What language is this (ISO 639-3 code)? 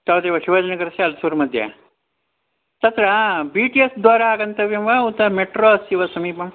san